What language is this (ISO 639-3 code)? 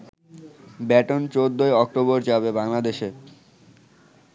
ben